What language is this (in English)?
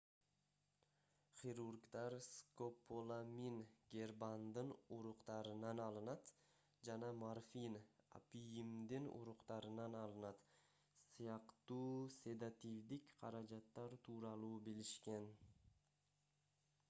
Kyrgyz